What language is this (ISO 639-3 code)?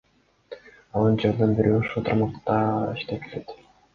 kir